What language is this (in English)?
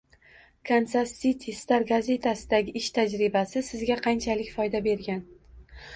Uzbek